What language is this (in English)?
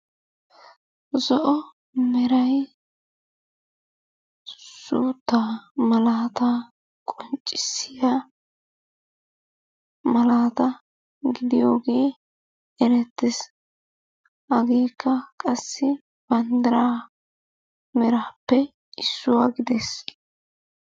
Wolaytta